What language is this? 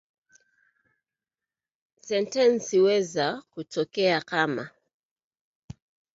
Swahili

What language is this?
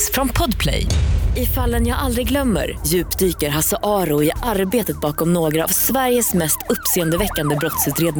Swedish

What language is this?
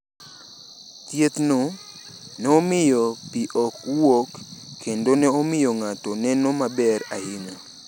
Luo (Kenya and Tanzania)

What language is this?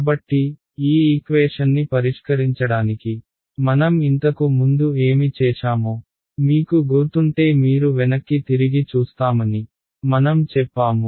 Telugu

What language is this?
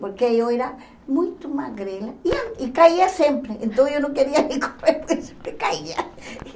Portuguese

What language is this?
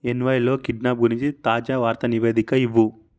Telugu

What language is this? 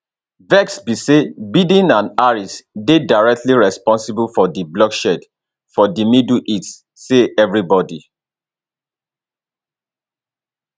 Nigerian Pidgin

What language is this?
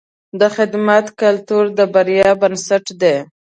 Pashto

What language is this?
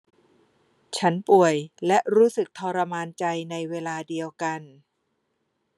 Thai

